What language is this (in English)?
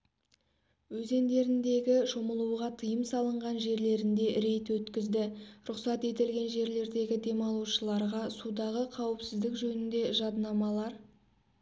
Kazakh